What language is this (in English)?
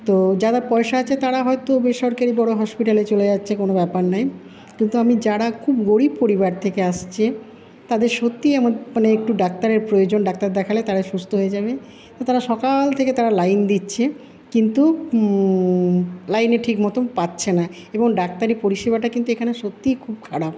Bangla